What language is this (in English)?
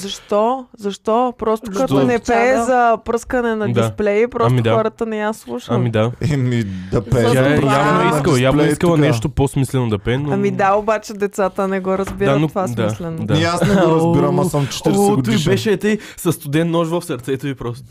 Bulgarian